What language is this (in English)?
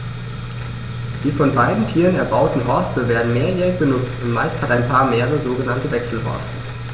German